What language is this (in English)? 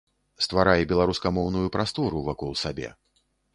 Belarusian